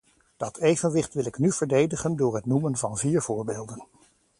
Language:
Dutch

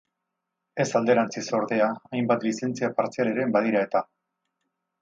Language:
Basque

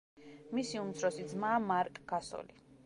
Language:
Georgian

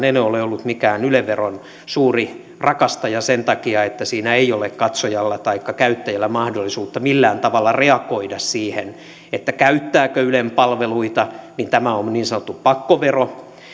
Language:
Finnish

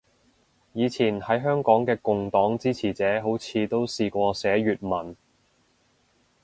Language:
Cantonese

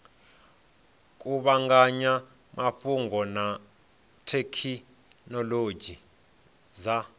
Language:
Venda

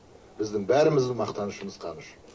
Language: Kazakh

